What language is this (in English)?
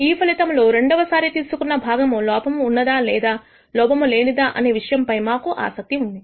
Telugu